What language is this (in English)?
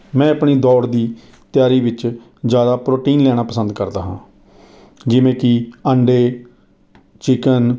Punjabi